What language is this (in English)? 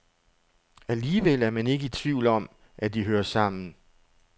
Danish